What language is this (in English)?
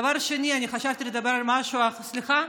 Hebrew